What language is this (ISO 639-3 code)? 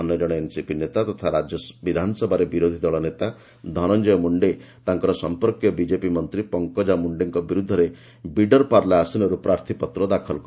ori